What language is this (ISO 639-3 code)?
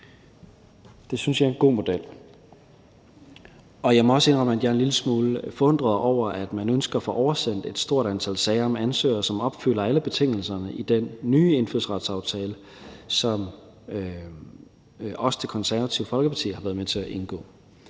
dan